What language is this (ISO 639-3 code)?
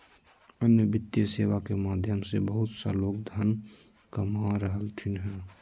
mag